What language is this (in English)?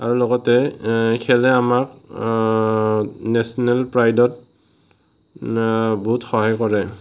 Assamese